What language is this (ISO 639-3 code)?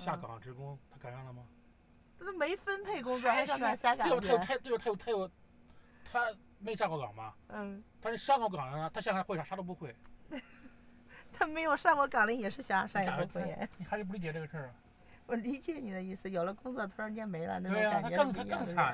zho